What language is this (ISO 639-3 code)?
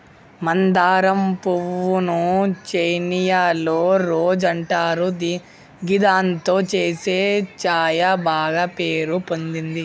tel